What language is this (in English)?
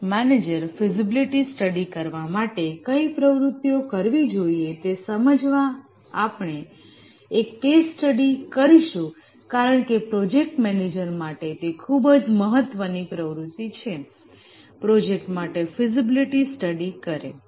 Gujarati